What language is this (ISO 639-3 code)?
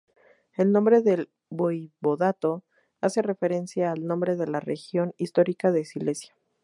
spa